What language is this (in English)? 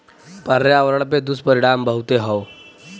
Bhojpuri